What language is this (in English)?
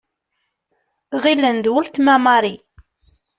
Kabyle